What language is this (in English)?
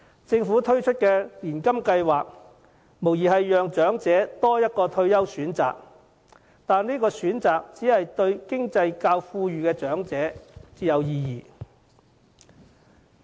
Cantonese